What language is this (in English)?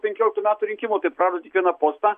Lithuanian